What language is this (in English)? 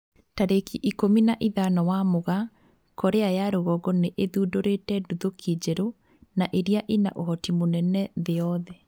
Kikuyu